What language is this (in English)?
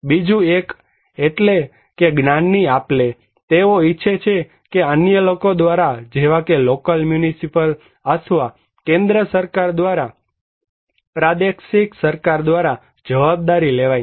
Gujarati